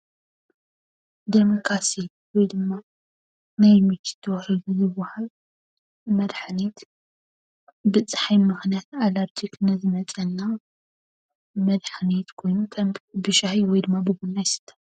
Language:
Tigrinya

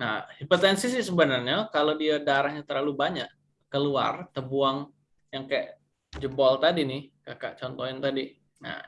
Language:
Indonesian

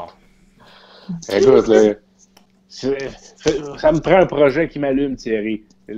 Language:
French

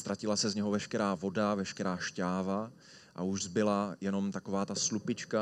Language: Czech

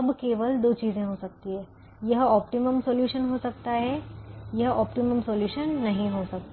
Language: Hindi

